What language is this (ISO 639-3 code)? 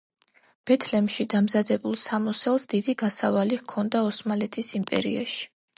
kat